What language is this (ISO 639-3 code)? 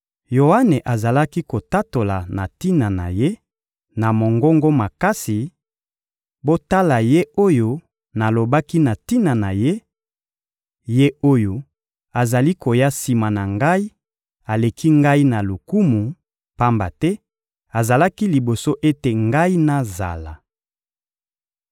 lin